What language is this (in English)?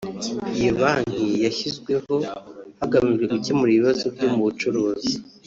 Kinyarwanda